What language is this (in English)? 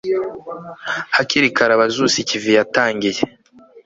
Kinyarwanda